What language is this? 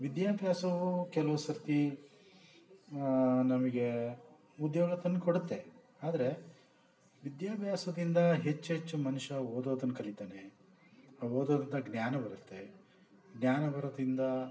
Kannada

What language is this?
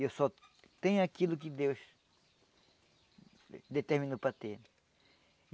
Portuguese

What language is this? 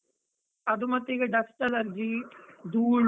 Kannada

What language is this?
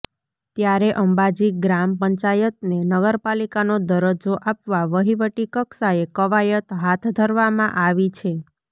Gujarati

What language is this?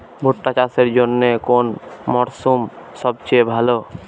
Bangla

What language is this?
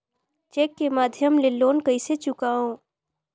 Chhattisgarhi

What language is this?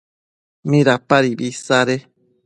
Matsés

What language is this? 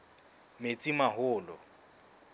Southern Sotho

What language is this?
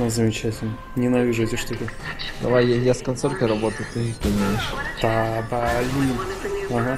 Russian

